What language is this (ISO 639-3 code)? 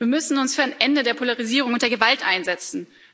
deu